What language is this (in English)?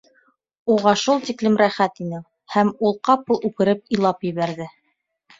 Bashkir